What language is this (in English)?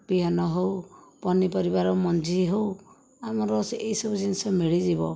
Odia